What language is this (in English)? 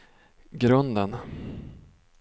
Swedish